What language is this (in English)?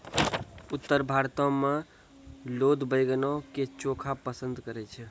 Maithili